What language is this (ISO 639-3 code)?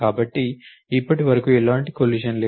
tel